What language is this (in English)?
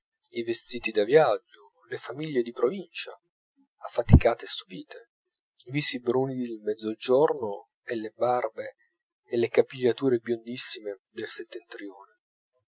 Italian